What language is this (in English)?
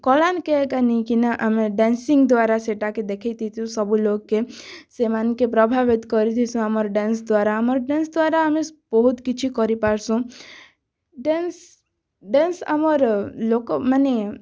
Odia